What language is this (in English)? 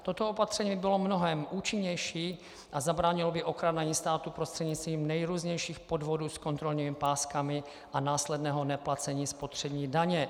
Czech